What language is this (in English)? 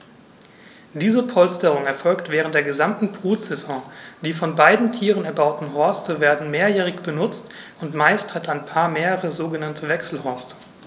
German